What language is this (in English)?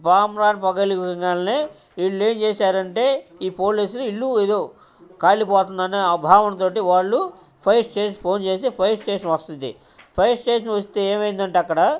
Telugu